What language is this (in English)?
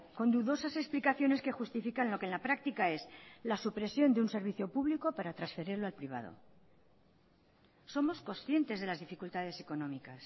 Spanish